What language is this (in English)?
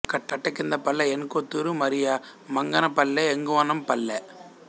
Telugu